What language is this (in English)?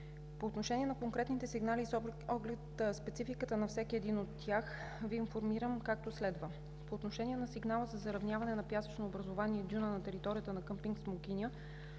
Bulgarian